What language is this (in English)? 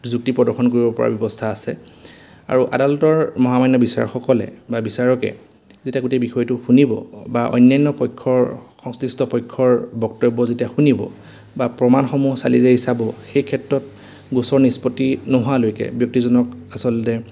Assamese